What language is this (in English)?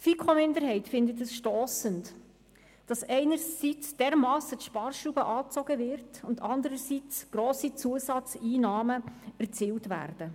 Swiss German